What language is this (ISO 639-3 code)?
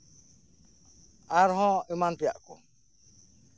sat